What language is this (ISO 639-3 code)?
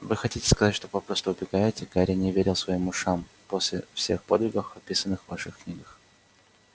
rus